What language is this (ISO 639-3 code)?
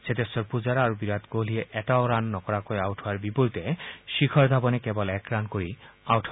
asm